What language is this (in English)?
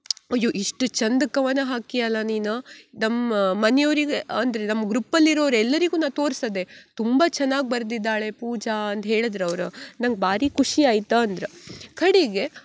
Kannada